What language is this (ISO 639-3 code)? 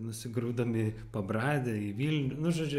lit